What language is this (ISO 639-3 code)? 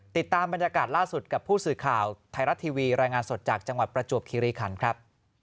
tha